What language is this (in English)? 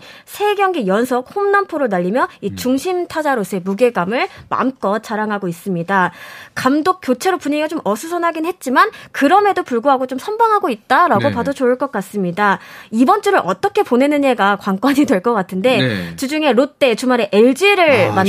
Korean